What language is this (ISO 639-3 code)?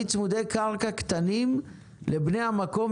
heb